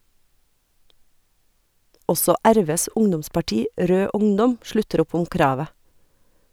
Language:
Norwegian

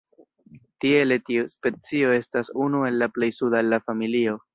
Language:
Esperanto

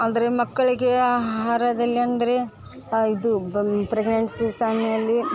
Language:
Kannada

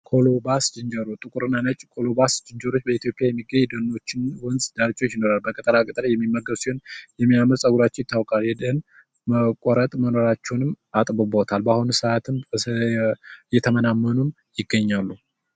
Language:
Amharic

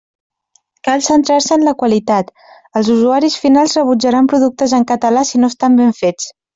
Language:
Catalan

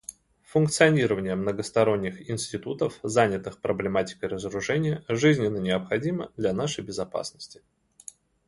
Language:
Russian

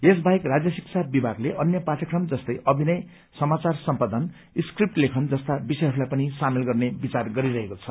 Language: Nepali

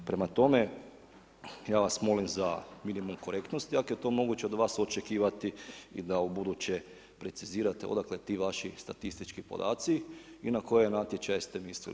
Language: Croatian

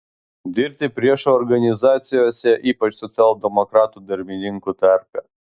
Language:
Lithuanian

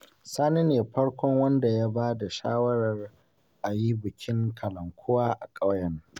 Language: Hausa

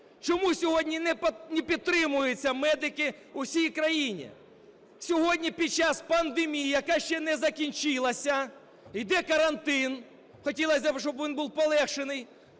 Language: Ukrainian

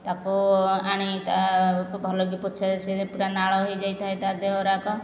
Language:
Odia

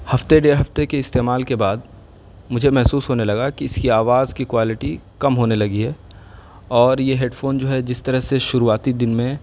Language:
Urdu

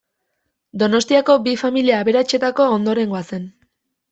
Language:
Basque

